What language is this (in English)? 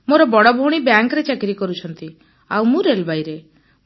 Odia